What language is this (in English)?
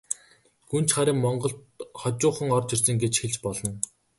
Mongolian